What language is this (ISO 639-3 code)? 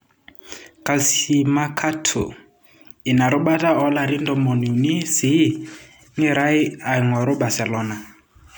mas